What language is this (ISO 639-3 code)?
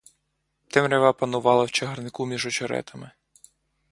ukr